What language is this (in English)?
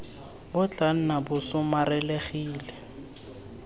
Tswana